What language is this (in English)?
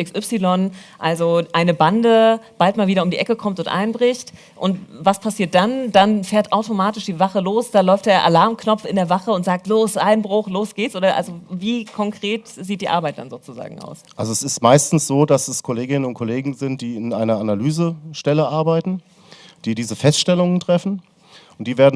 German